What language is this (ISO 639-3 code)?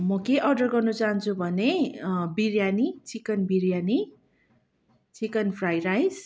nep